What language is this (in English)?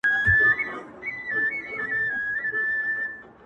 Pashto